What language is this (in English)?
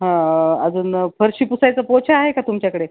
Marathi